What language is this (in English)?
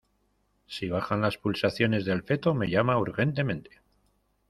Spanish